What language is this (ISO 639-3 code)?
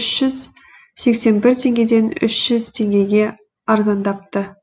kaz